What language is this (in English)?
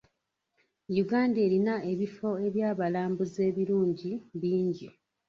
Ganda